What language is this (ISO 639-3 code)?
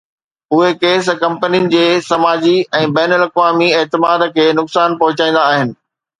snd